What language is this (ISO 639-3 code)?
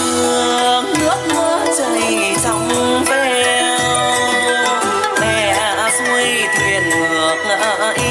vie